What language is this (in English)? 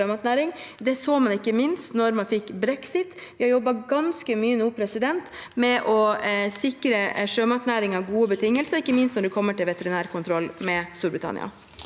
Norwegian